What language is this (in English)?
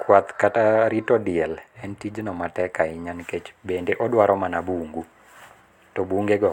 Luo (Kenya and Tanzania)